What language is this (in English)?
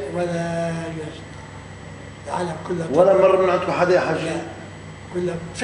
Arabic